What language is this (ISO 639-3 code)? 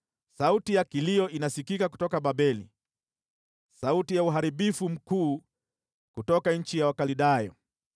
swa